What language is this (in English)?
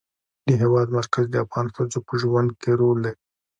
Pashto